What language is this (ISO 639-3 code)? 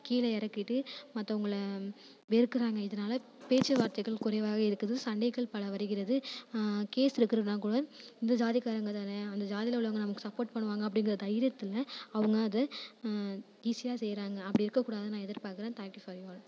tam